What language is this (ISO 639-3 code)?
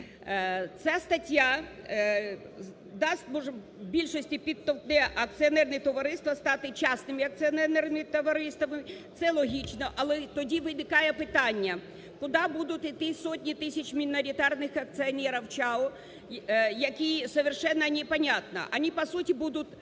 ukr